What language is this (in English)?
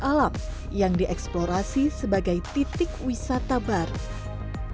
Indonesian